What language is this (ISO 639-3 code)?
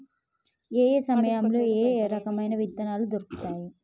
tel